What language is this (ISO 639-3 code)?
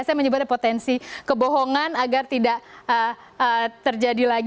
ind